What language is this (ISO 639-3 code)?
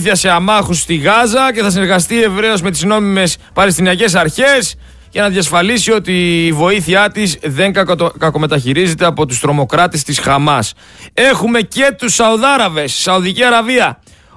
ell